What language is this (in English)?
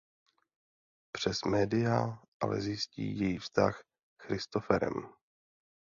Czech